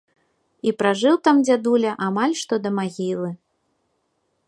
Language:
Belarusian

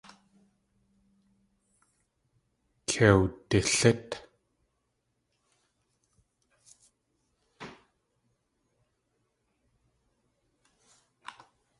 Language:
Tlingit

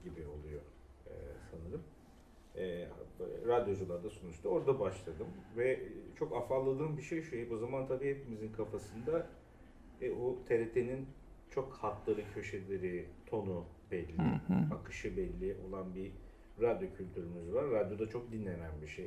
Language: Turkish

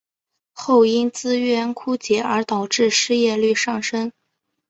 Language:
Chinese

